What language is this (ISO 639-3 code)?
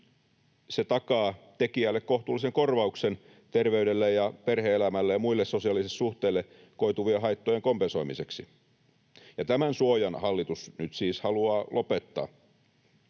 fin